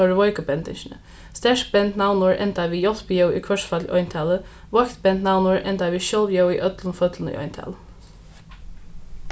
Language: Faroese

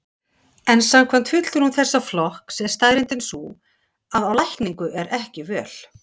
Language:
Icelandic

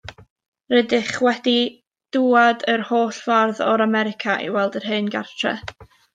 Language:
Welsh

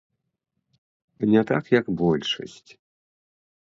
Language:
Belarusian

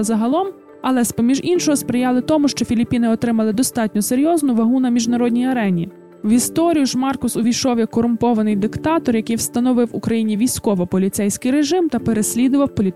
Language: Ukrainian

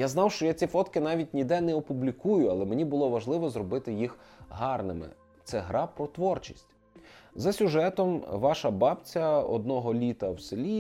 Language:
Ukrainian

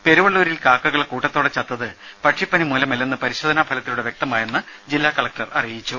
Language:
Malayalam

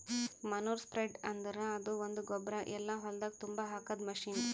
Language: Kannada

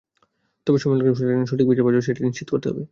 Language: Bangla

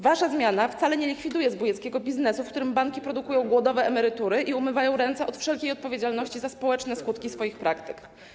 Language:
Polish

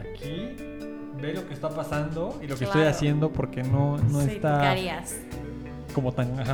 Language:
Spanish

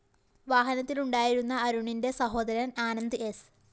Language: Malayalam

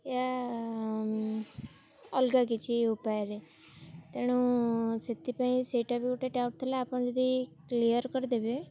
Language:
Odia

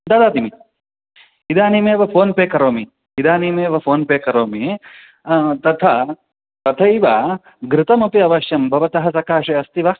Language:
Sanskrit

